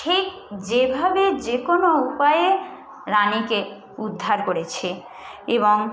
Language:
Bangla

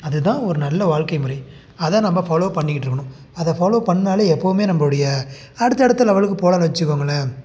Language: Tamil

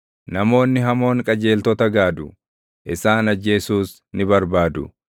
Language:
Oromo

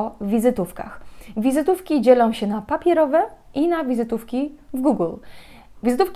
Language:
Polish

